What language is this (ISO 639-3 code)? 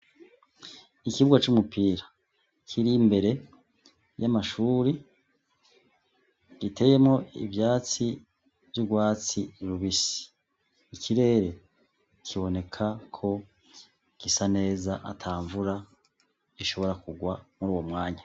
run